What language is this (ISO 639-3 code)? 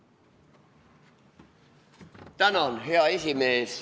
est